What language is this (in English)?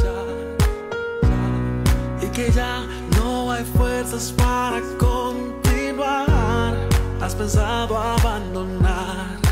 Spanish